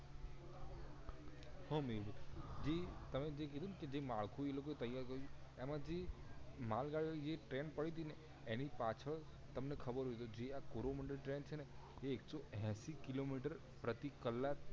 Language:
Gujarati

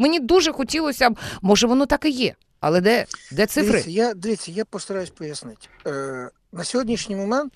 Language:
Ukrainian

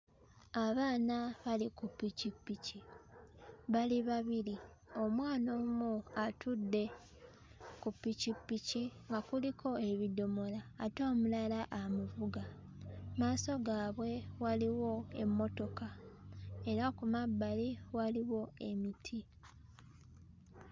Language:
Ganda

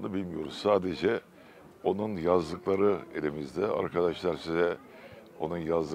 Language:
Turkish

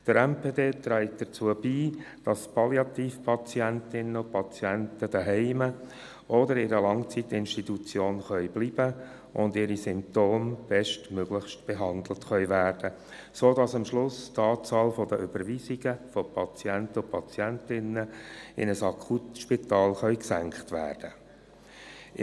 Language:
Swiss German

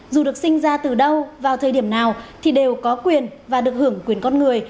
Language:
Vietnamese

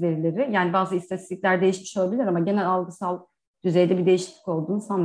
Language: Turkish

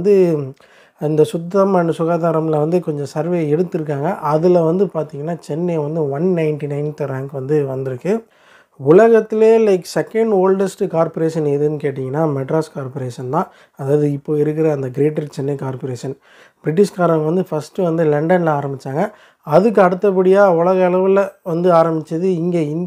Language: Tamil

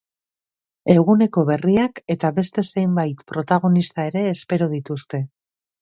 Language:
Basque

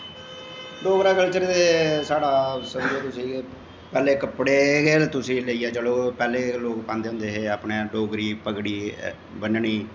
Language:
Dogri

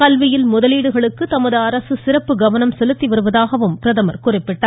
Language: Tamil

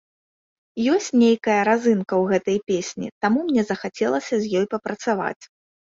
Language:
Belarusian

